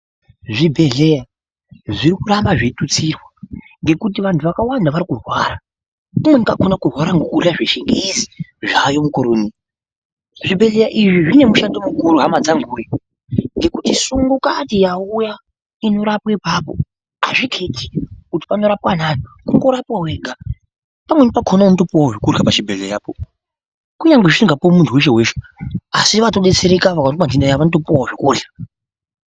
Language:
Ndau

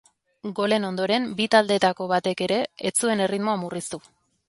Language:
Basque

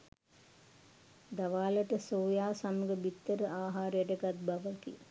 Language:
Sinhala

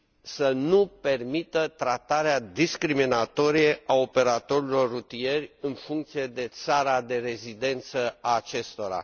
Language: Romanian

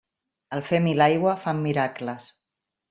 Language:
Catalan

